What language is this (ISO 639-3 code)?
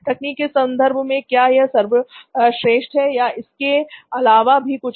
hin